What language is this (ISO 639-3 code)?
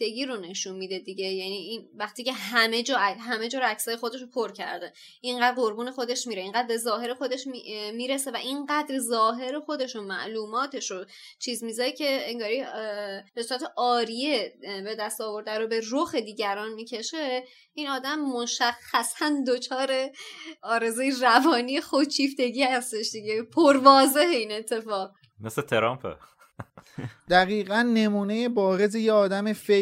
fas